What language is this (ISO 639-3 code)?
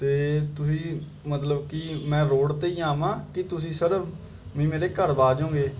pan